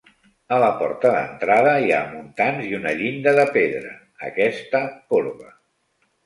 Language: Catalan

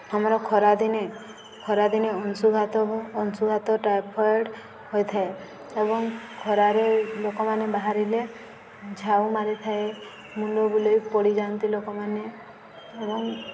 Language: Odia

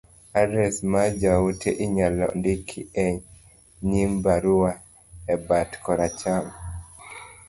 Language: Luo (Kenya and Tanzania)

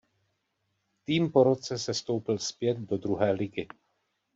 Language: Czech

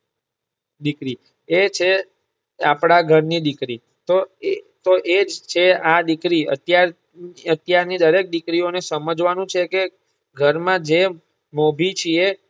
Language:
Gujarati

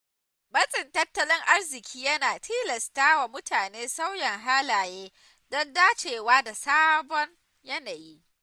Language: Hausa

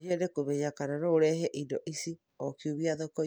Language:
Kikuyu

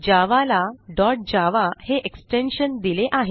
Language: Marathi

